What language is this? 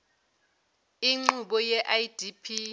Zulu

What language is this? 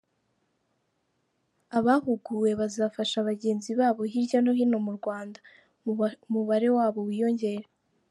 Kinyarwanda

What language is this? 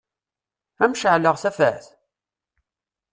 Kabyle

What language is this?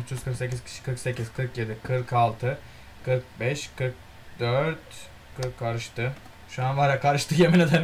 Turkish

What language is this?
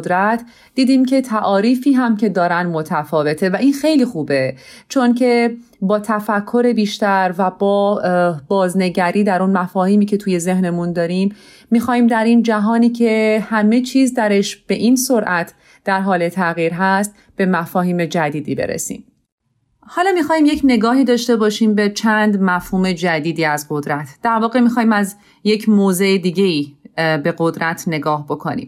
Persian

